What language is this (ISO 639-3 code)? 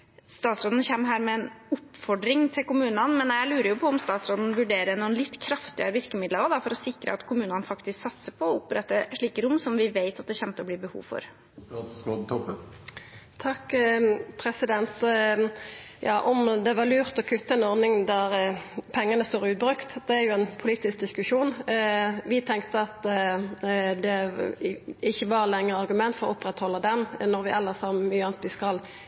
nor